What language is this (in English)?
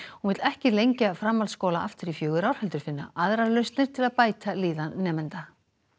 Icelandic